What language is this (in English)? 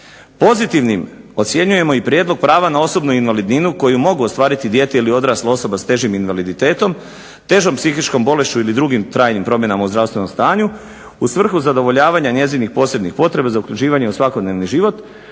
Croatian